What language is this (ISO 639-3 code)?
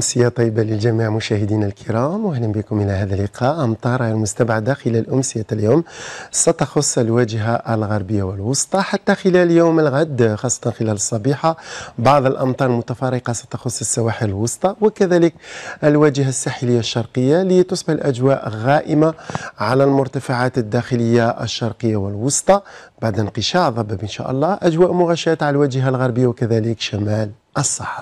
ara